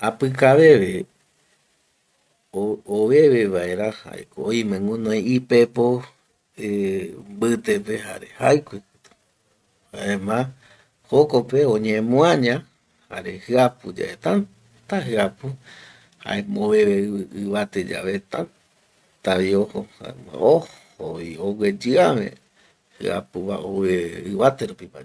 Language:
Eastern Bolivian Guaraní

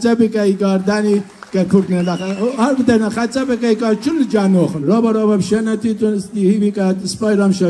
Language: Arabic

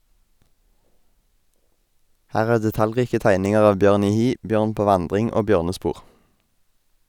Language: Norwegian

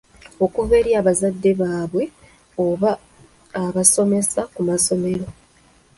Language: Ganda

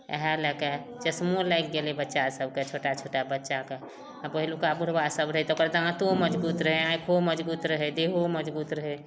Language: Maithili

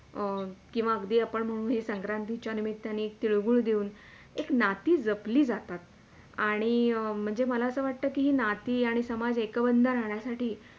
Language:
Marathi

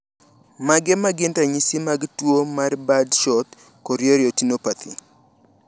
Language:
Luo (Kenya and Tanzania)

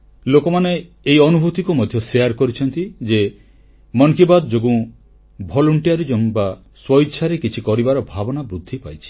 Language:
Odia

